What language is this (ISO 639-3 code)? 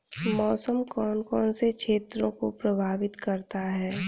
hin